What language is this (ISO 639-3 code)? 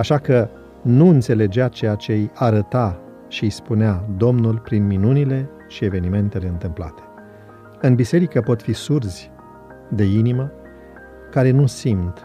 ron